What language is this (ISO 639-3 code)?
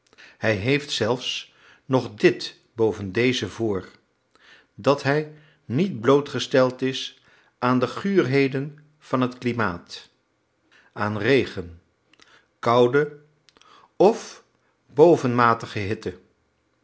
nld